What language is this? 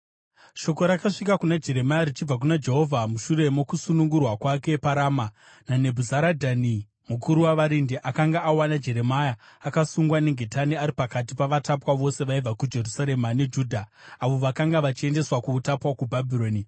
Shona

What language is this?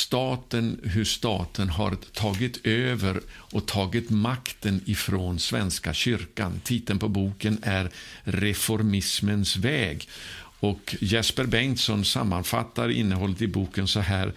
Swedish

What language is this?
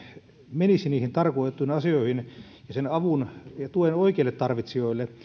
Finnish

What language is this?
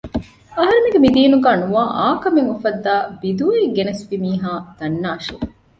Divehi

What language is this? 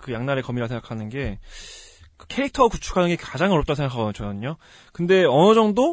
Korean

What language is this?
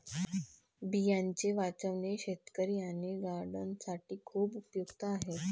Marathi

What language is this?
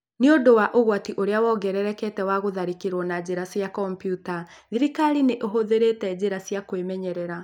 Kikuyu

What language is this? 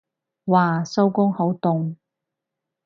Cantonese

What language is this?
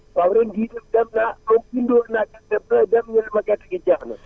Wolof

